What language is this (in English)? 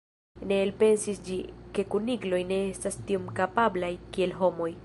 Esperanto